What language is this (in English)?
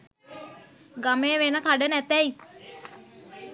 Sinhala